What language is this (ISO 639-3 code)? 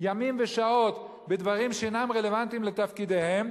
heb